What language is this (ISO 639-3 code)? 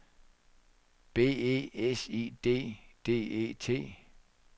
dan